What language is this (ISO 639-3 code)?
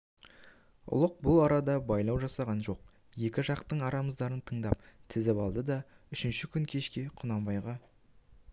kaz